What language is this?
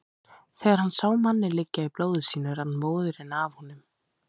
Icelandic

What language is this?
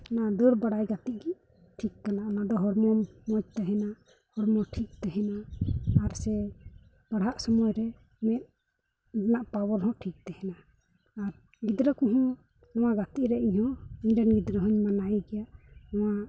Santali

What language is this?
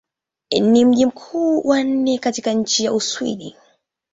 Swahili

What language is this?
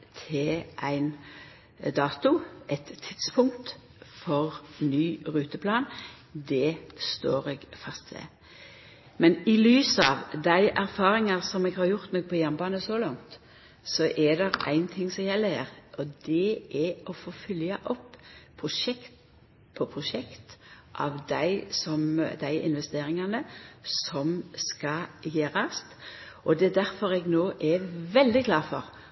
Norwegian Nynorsk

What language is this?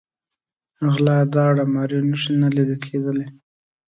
Pashto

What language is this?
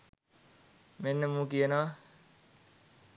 Sinhala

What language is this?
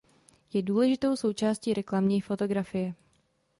Czech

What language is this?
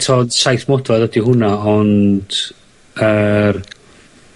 Welsh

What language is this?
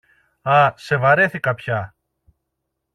Greek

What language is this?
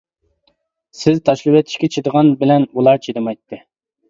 Uyghur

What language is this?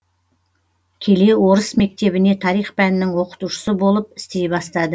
Kazakh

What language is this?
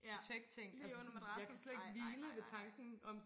Danish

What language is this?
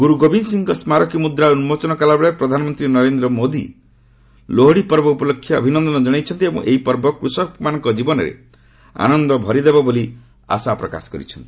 Odia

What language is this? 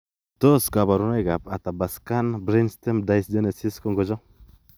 Kalenjin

